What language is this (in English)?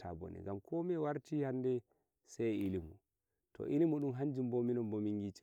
Nigerian Fulfulde